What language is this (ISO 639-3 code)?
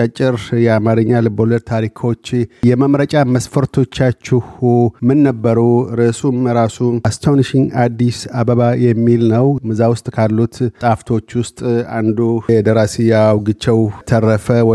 amh